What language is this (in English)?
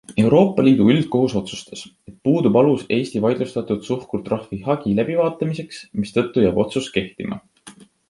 Estonian